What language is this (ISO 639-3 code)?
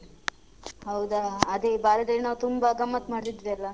kan